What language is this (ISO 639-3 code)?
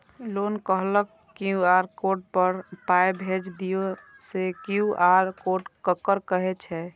mai